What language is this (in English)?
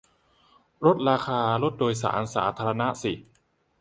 Thai